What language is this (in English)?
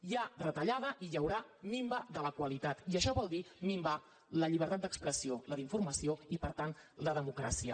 Catalan